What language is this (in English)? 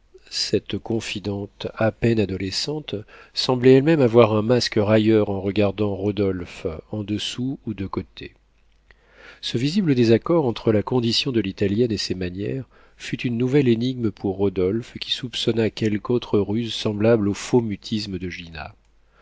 French